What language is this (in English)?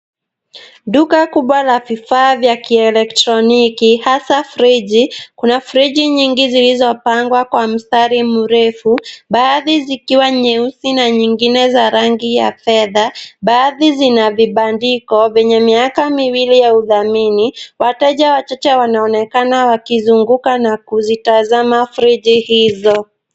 Swahili